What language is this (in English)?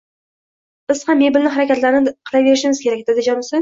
Uzbek